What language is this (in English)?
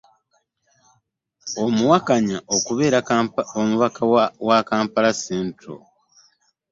Ganda